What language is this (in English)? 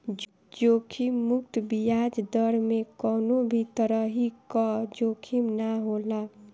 Bhojpuri